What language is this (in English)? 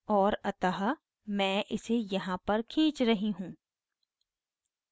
Hindi